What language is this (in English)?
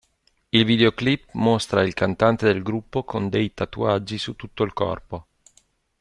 Italian